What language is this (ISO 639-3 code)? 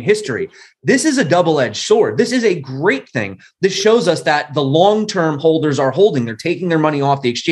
eng